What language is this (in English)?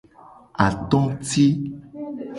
Gen